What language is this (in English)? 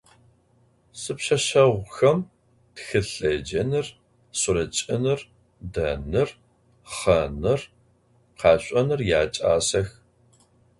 Adyghe